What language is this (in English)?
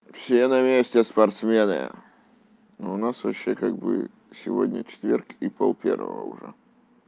Russian